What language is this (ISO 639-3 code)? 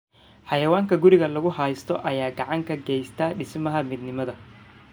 som